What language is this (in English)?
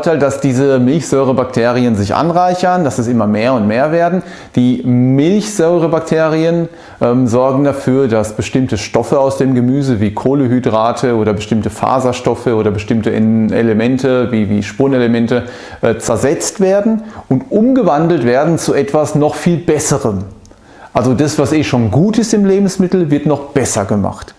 German